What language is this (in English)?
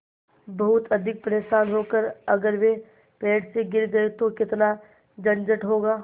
Hindi